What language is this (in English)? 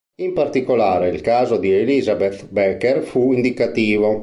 Italian